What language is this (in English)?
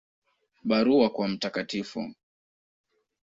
Swahili